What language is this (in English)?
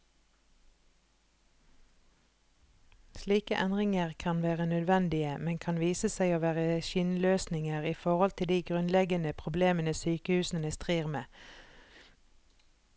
Norwegian